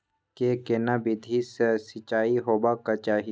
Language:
Maithili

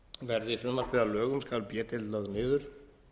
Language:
Icelandic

